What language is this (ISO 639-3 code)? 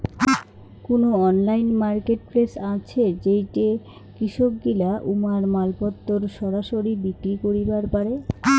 ben